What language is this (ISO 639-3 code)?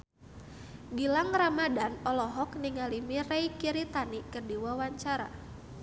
sun